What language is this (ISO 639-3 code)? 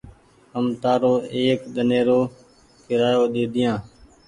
gig